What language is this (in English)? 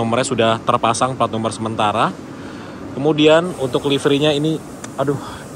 Indonesian